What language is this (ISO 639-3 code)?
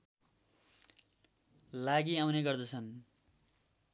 nep